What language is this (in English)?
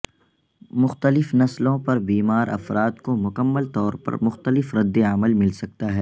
Urdu